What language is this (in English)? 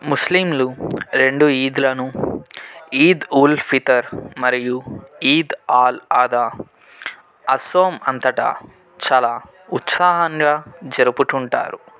Telugu